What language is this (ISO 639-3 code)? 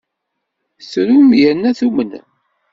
kab